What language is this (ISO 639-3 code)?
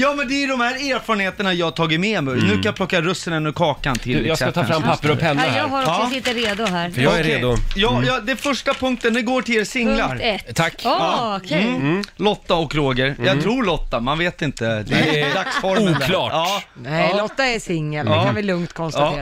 swe